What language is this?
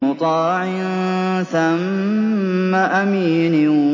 Arabic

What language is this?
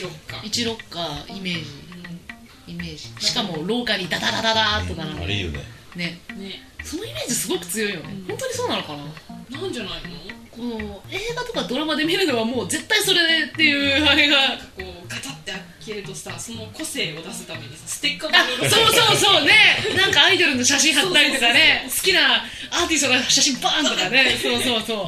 Japanese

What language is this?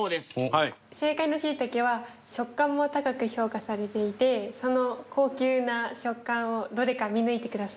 Japanese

